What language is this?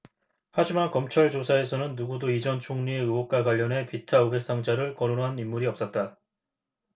Korean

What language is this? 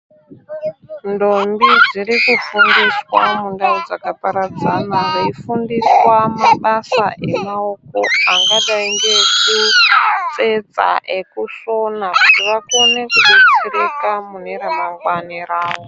Ndau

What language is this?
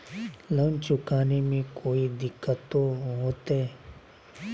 Magahi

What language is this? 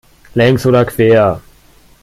German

